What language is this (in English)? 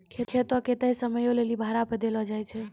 Maithili